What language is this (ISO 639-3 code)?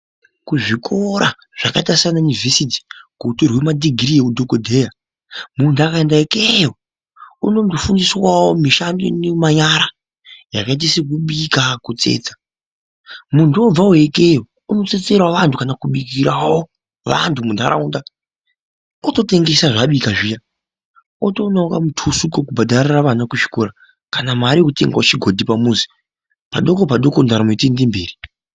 ndc